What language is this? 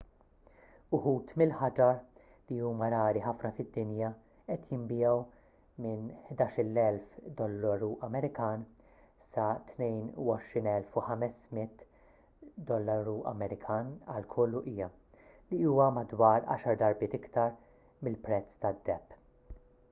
Maltese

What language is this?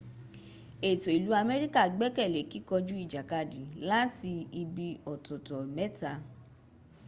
Yoruba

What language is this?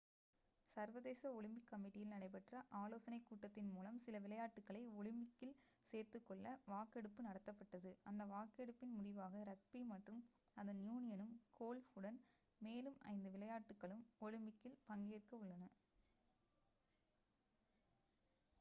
Tamil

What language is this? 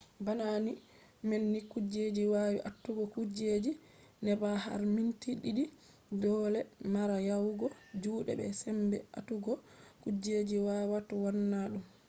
Fula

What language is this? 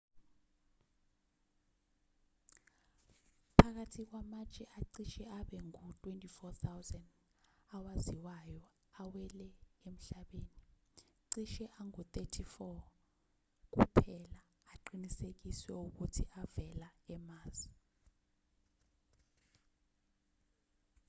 Zulu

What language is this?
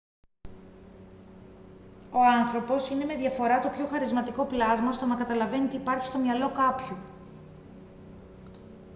Greek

